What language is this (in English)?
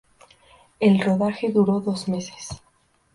Spanish